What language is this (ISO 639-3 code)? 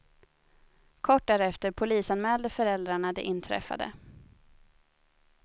swe